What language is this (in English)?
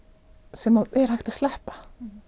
Icelandic